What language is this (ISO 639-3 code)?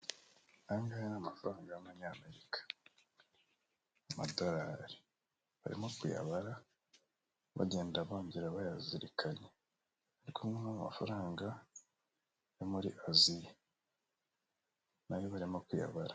kin